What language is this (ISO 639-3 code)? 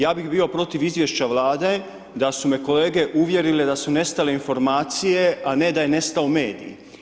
hrv